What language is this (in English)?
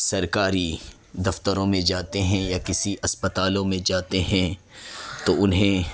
Urdu